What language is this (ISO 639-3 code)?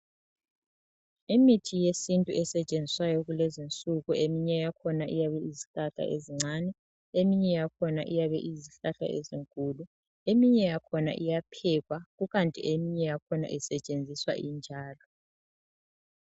nde